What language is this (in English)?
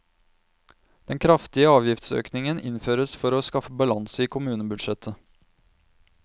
Norwegian